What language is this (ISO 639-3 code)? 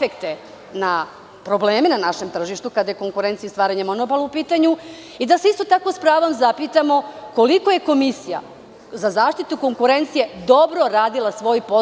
srp